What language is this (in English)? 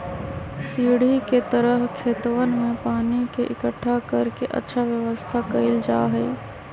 Magahi